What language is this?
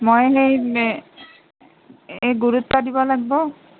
Assamese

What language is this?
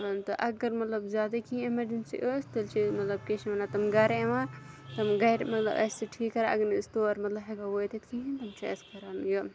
Kashmiri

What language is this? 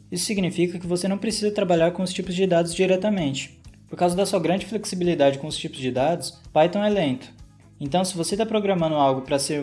Portuguese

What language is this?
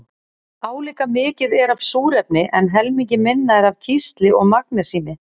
Icelandic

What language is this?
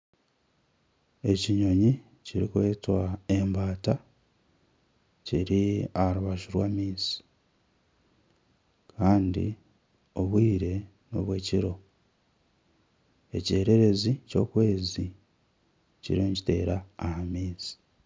Nyankole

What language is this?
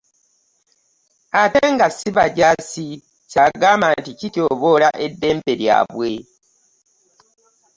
Ganda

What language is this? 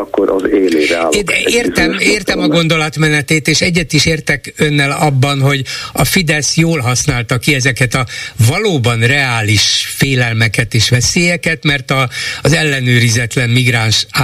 Hungarian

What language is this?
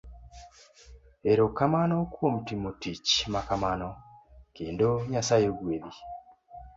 Luo (Kenya and Tanzania)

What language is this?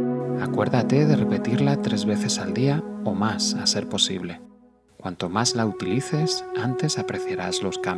Spanish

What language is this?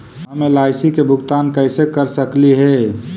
Magahi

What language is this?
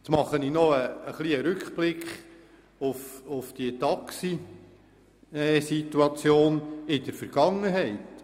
Swiss German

